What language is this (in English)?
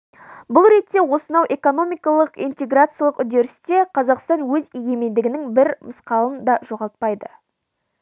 Kazakh